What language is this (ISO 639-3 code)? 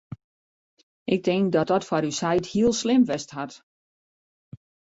fry